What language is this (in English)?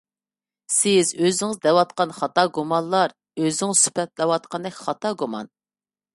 Uyghur